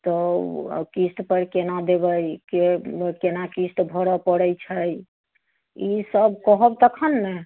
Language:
Maithili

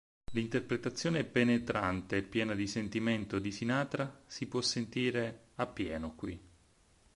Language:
Italian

